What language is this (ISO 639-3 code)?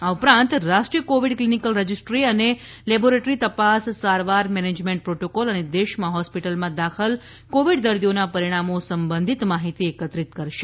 guj